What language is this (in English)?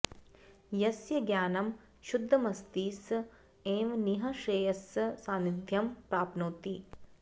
Sanskrit